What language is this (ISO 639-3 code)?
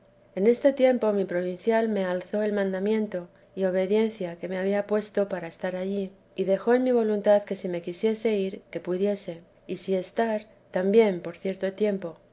spa